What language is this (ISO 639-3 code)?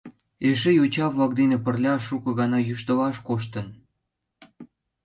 chm